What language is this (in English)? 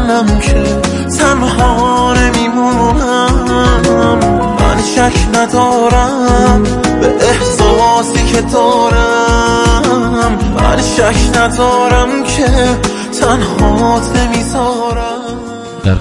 Persian